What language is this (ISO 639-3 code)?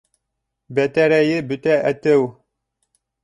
bak